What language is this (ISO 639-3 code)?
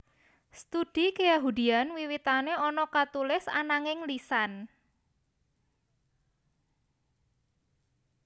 jav